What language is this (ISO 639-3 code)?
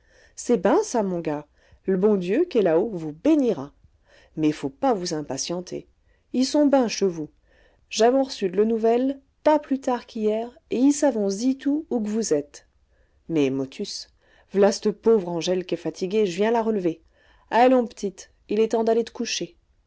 fra